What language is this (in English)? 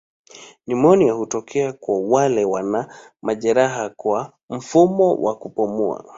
Swahili